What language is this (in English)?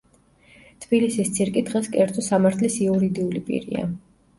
Georgian